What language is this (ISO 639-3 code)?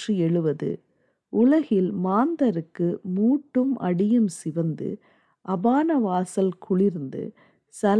tam